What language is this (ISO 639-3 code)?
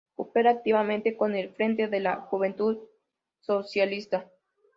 spa